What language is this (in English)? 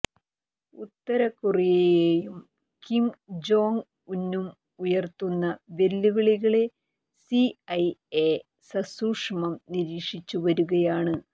Malayalam